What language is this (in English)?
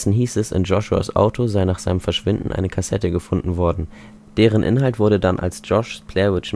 German